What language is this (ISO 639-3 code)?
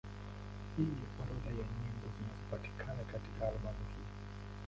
swa